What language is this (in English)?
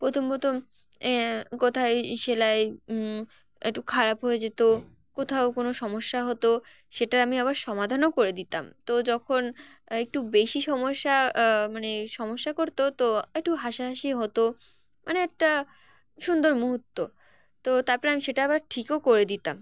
Bangla